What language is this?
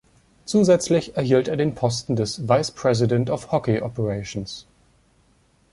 German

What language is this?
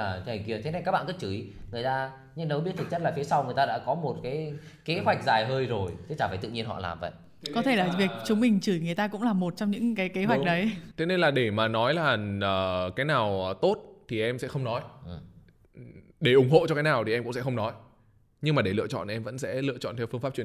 Vietnamese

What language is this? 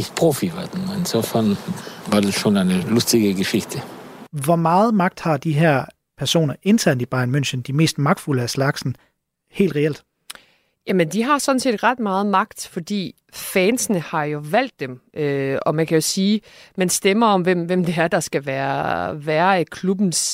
Danish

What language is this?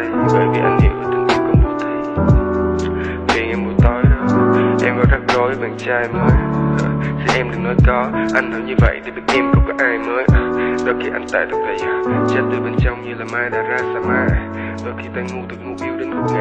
Vietnamese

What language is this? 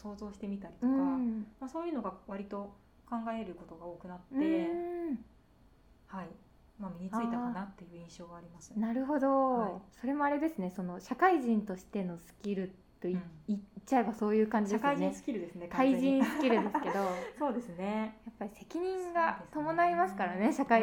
Japanese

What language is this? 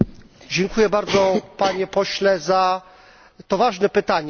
Polish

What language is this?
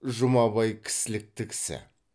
Kazakh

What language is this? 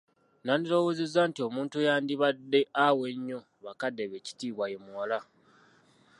Ganda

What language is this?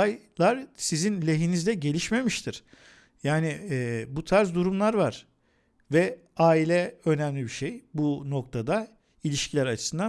Turkish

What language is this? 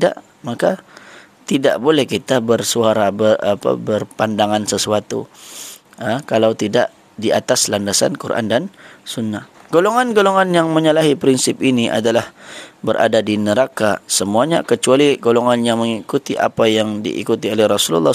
Malay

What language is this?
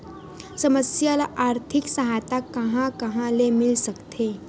Chhattisgarhi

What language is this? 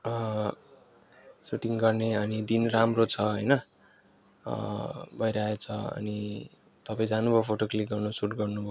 Nepali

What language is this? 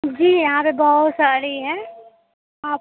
Urdu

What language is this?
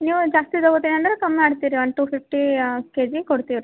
Kannada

